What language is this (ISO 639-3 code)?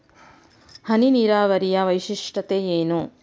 kan